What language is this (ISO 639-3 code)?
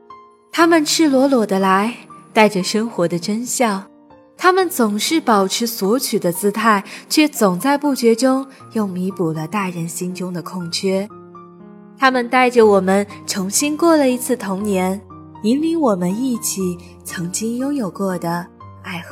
zho